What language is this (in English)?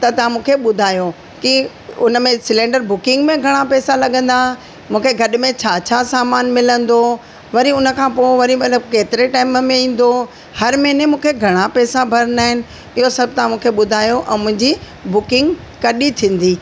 Sindhi